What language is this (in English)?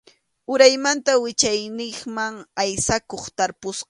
Arequipa-La Unión Quechua